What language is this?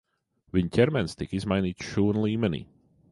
Latvian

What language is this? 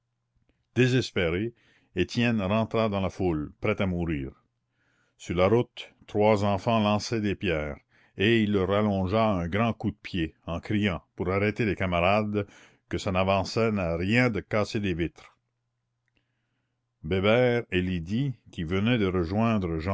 French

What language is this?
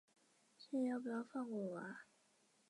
Chinese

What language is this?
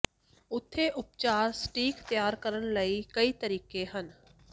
Punjabi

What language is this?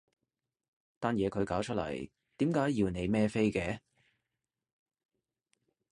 Cantonese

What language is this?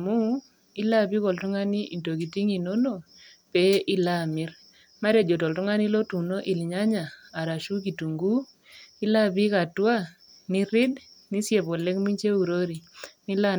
Masai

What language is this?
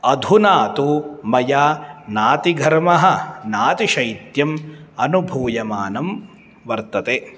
Sanskrit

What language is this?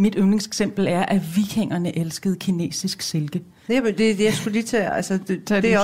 Danish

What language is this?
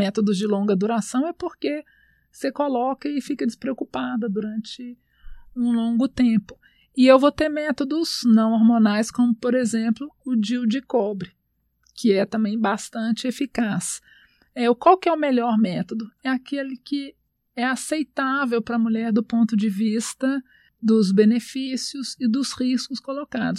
Portuguese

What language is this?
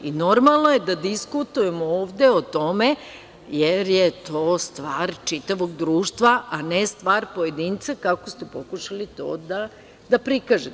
Serbian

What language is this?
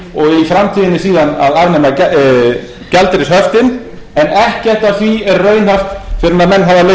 Icelandic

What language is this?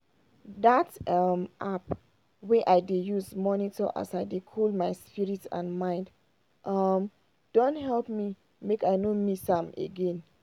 Nigerian Pidgin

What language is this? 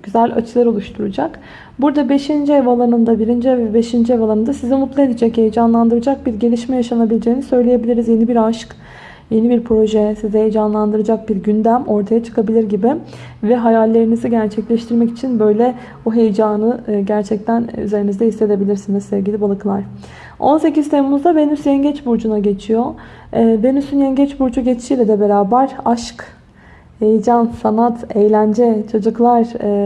Turkish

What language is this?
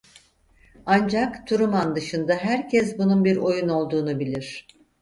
Turkish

